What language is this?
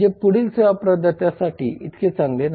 Marathi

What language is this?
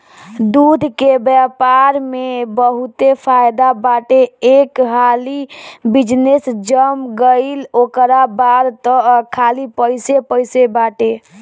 Bhojpuri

